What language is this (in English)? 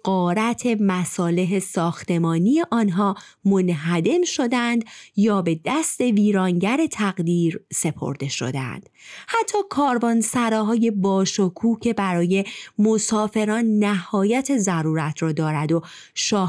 Persian